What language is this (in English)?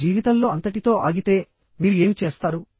Telugu